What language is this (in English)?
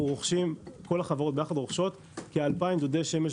Hebrew